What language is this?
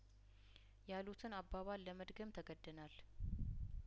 Amharic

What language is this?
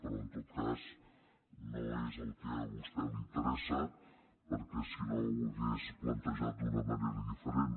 Catalan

